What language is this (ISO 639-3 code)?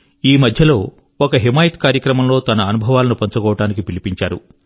tel